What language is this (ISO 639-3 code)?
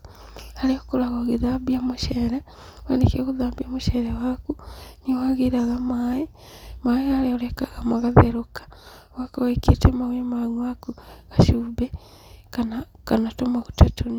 kik